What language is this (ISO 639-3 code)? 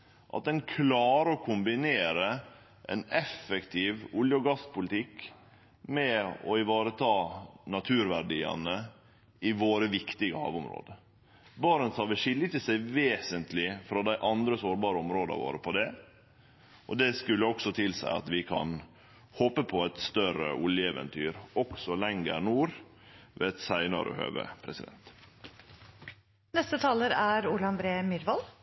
nor